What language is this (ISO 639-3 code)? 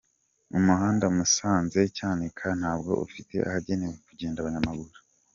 kin